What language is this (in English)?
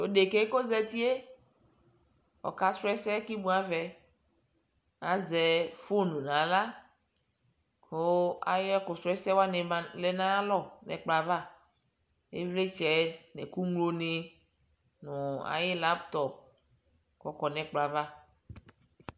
Ikposo